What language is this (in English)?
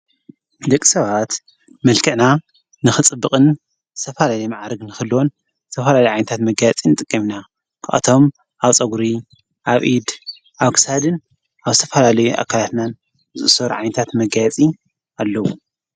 Tigrinya